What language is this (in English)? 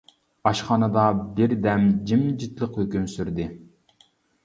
Uyghur